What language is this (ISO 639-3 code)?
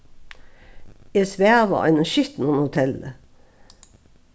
fao